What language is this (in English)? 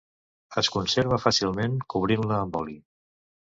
Catalan